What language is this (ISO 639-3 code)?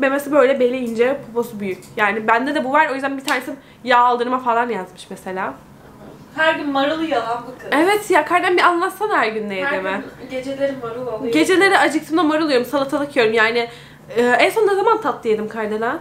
tur